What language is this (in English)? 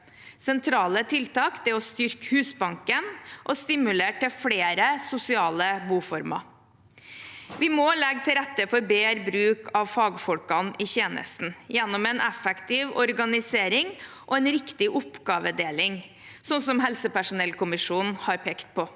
Norwegian